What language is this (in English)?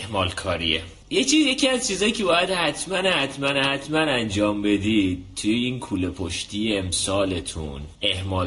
Persian